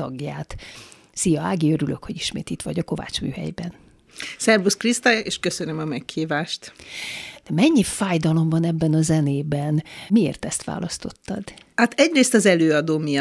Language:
Hungarian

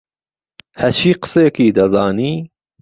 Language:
Central Kurdish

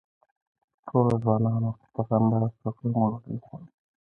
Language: Pashto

